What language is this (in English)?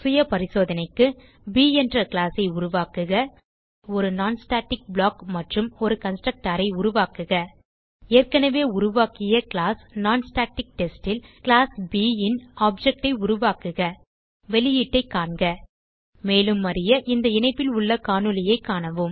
Tamil